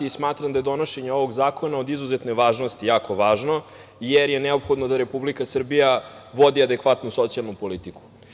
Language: Serbian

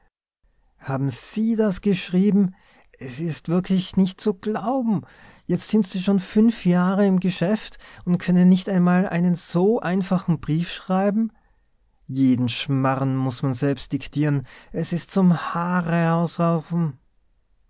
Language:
German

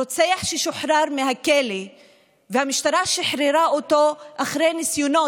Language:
Hebrew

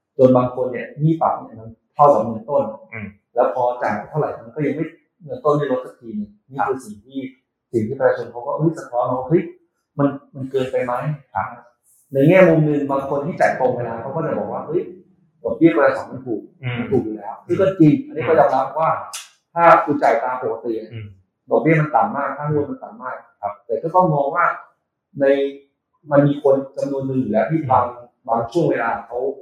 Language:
Thai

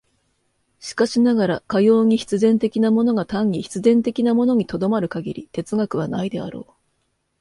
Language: Japanese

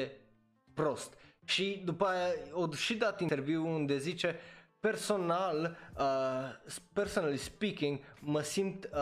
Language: Romanian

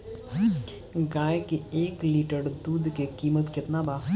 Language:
Bhojpuri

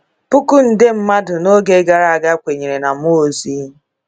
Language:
Igbo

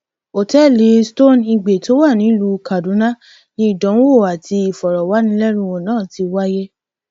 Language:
Yoruba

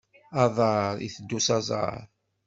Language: Kabyle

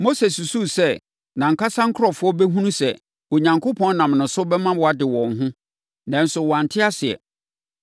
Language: Akan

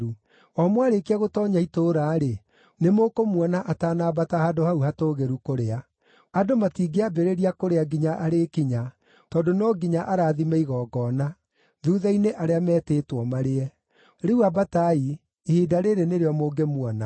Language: Kikuyu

